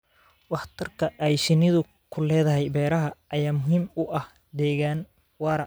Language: Somali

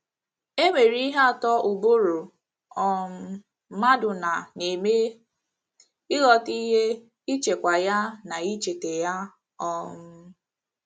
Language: Igbo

